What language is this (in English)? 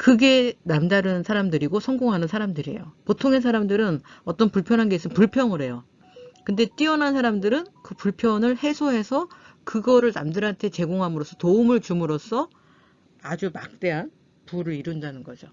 Korean